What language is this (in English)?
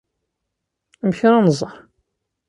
Kabyle